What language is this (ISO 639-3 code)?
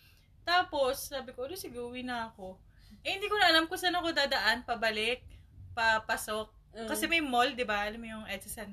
fil